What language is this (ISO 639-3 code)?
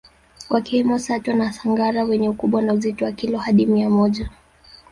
swa